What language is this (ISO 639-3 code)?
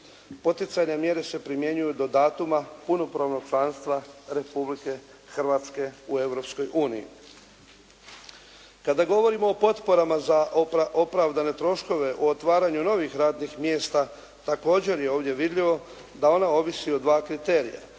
hrv